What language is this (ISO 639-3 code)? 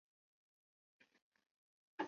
zho